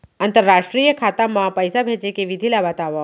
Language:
Chhattisgarhi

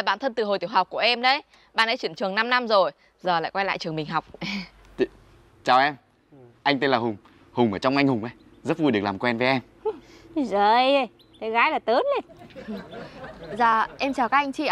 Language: Vietnamese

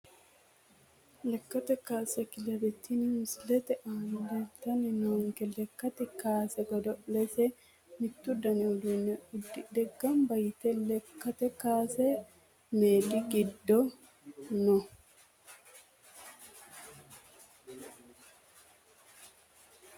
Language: Sidamo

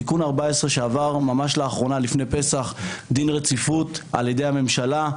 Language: Hebrew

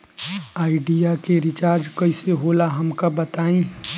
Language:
Bhojpuri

